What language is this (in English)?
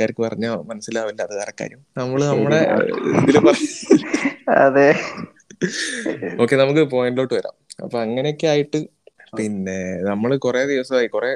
Malayalam